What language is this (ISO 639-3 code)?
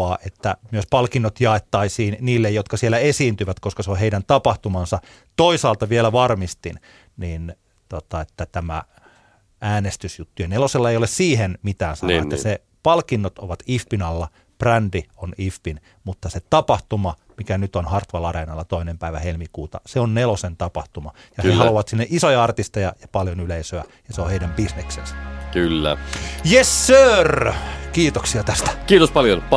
fin